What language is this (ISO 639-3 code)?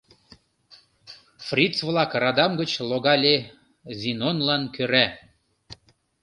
chm